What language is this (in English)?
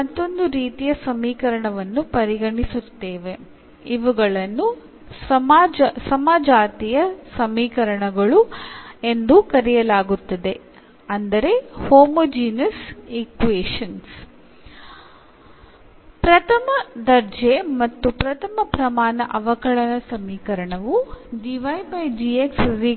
Malayalam